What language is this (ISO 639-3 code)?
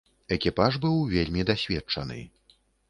bel